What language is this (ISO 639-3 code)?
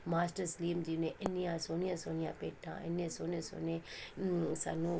pan